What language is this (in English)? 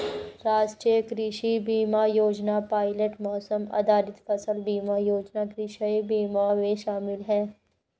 Hindi